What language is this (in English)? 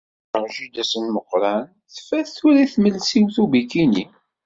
Kabyle